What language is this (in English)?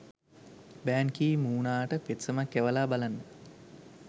Sinhala